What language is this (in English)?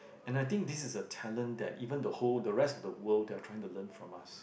English